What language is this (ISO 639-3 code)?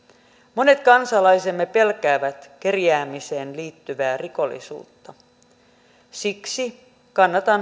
fin